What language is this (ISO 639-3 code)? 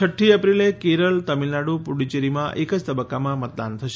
guj